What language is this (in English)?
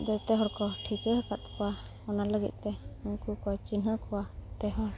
Santali